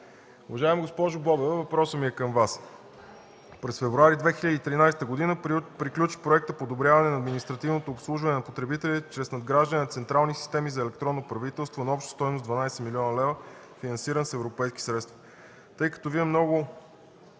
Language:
Bulgarian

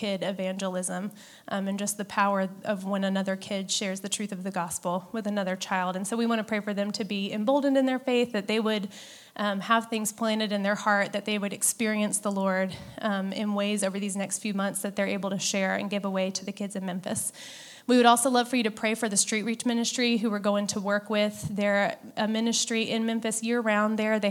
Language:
English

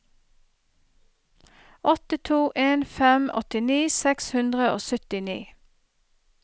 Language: Norwegian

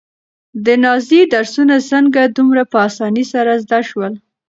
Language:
Pashto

